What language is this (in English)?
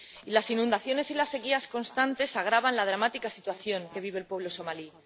Spanish